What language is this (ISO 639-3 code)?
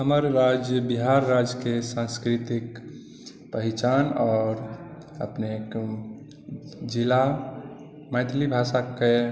mai